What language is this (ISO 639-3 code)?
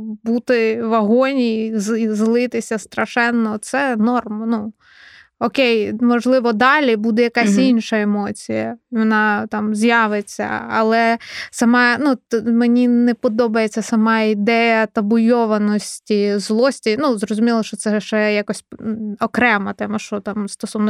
ukr